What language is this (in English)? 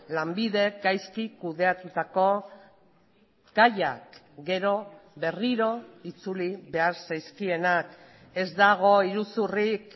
Basque